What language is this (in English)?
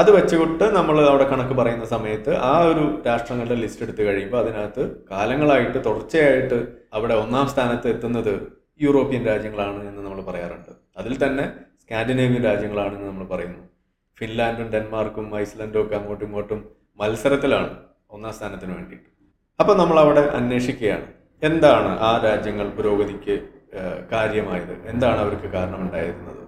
Malayalam